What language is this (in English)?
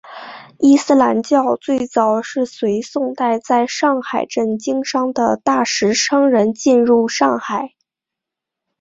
Chinese